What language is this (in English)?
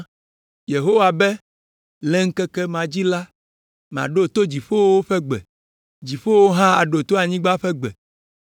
Ewe